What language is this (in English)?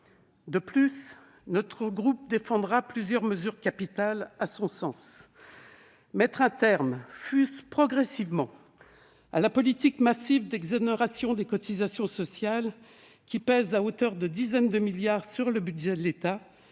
French